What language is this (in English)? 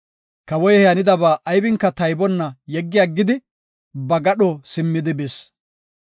Gofa